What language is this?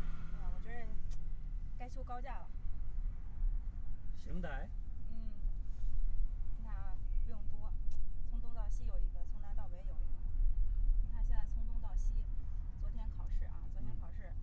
Chinese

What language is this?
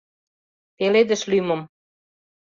Mari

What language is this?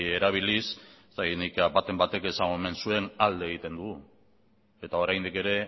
Basque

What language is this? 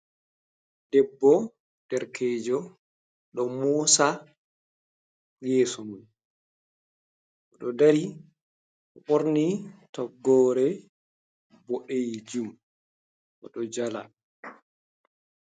Fula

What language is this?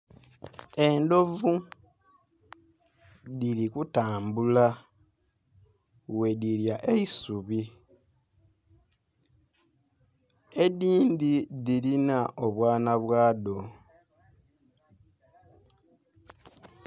Soga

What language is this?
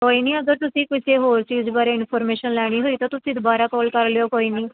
Punjabi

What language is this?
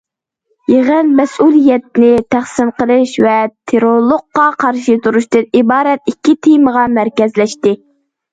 Uyghur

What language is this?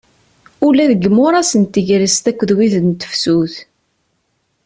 Kabyle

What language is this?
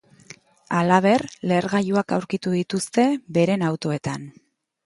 Basque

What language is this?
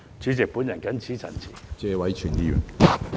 Cantonese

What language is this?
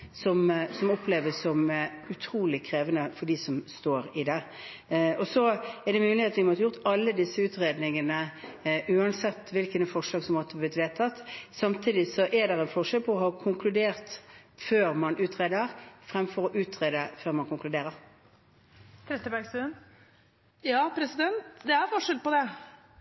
Norwegian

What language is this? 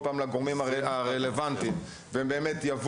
Hebrew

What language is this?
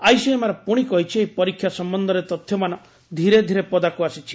Odia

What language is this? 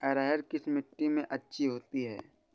Hindi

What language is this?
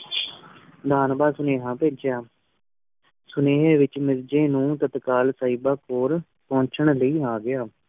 Punjabi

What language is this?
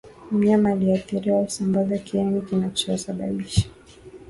Swahili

